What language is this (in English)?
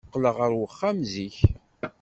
Kabyle